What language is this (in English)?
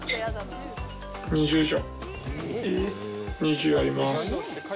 Japanese